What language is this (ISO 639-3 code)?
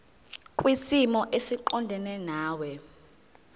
zul